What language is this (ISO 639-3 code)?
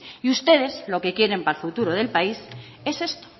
spa